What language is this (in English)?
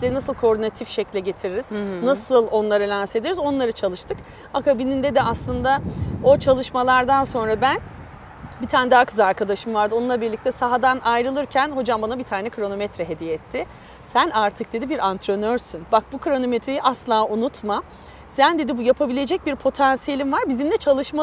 Turkish